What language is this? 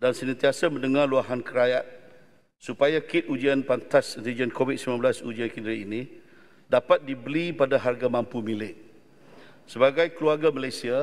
Malay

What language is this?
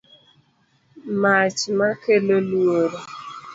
Luo (Kenya and Tanzania)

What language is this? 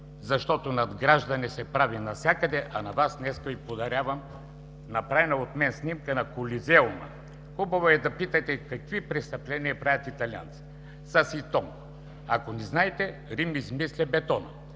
Bulgarian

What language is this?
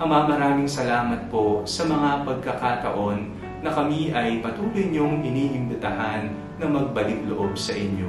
Filipino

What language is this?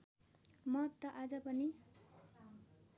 Nepali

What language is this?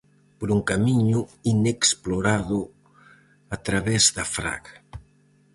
Galician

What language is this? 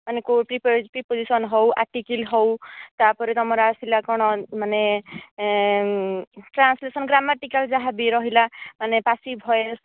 Odia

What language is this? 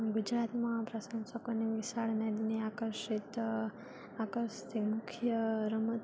Gujarati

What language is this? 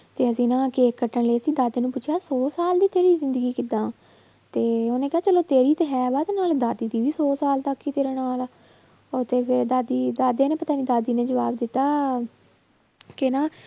Punjabi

